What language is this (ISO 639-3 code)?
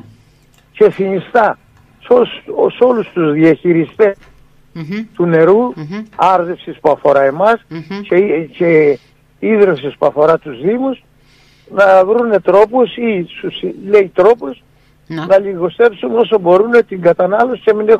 ell